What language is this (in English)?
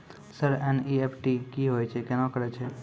Maithili